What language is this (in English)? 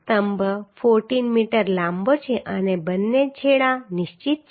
Gujarati